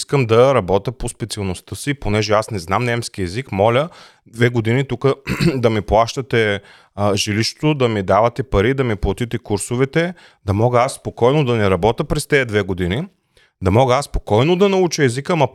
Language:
Bulgarian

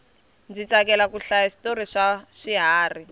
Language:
Tsonga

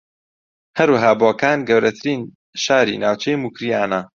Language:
Central Kurdish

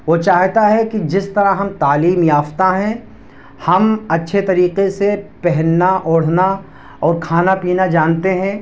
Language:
Urdu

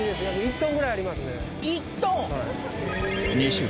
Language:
Japanese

